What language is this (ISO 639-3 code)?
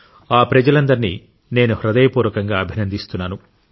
tel